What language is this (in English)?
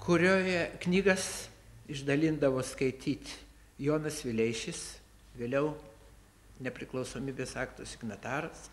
Lithuanian